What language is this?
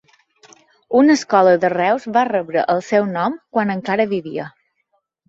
Catalan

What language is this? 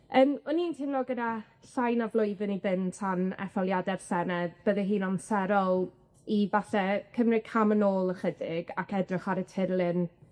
Welsh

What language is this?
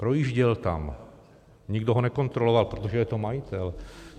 Czech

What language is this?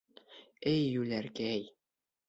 Bashkir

